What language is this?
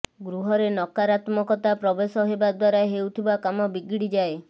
Odia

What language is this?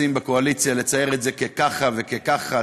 Hebrew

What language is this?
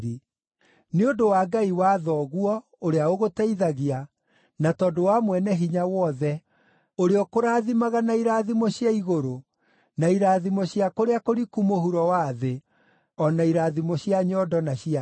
Kikuyu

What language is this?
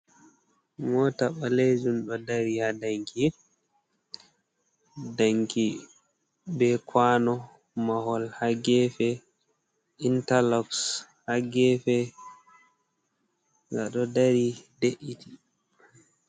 Fula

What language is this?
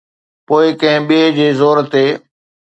Sindhi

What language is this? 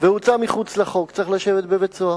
Hebrew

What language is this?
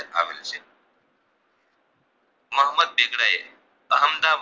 Gujarati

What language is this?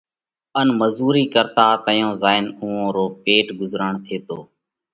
Parkari Koli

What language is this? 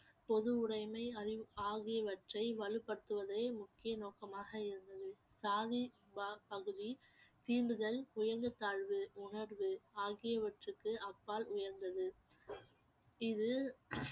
Tamil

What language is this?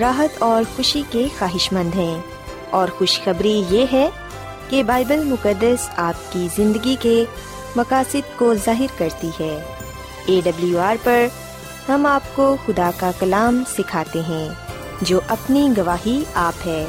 Urdu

